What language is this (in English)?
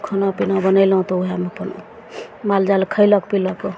Maithili